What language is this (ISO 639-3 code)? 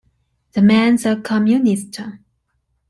eng